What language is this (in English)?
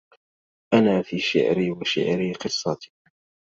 Arabic